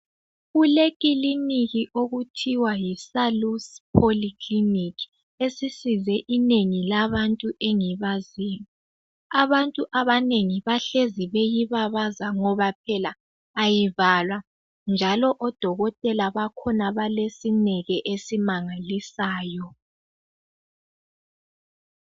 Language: North Ndebele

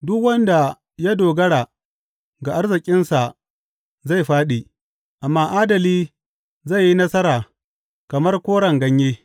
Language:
Hausa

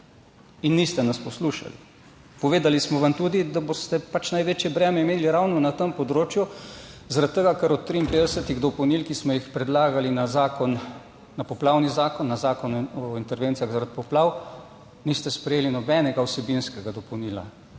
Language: Slovenian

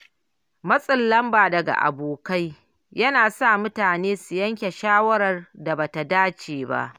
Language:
Hausa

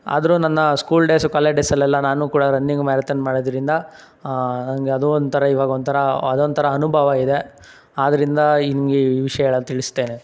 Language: Kannada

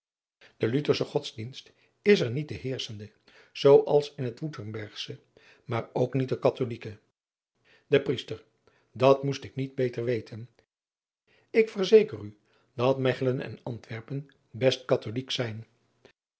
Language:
Dutch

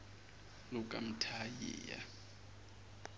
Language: Zulu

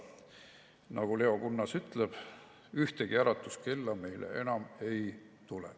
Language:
Estonian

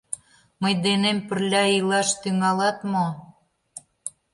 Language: Mari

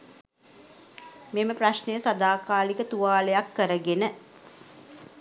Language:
Sinhala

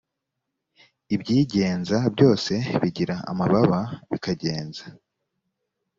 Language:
Kinyarwanda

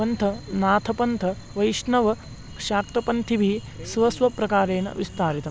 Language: Sanskrit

